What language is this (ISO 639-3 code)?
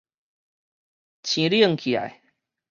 nan